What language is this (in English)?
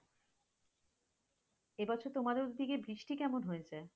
Bangla